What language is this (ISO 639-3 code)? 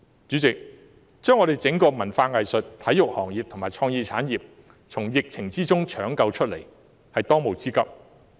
yue